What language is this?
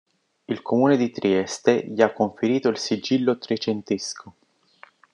Italian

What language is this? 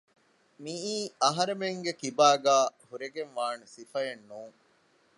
Divehi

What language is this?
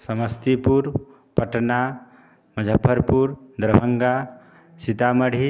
Hindi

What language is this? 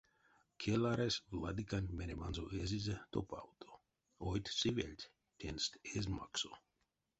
Erzya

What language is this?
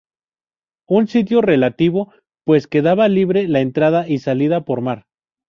Spanish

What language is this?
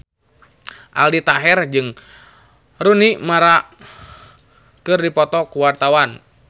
Sundanese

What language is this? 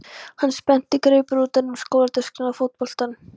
Icelandic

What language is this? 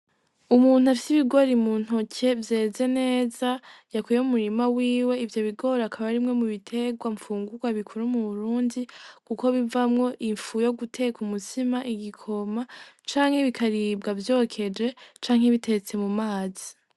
Rundi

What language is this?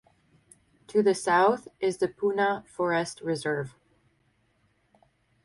English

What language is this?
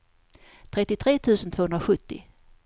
Swedish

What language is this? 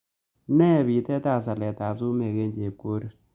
Kalenjin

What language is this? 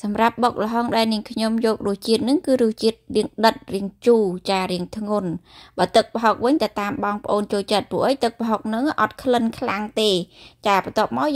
Vietnamese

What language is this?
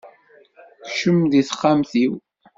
Kabyle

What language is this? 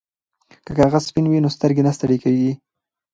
Pashto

